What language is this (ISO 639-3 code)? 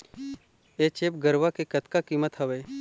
hne